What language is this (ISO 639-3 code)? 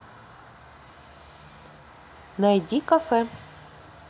rus